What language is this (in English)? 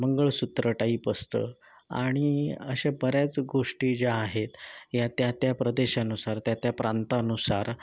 Marathi